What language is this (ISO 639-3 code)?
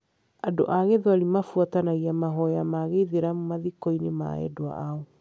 kik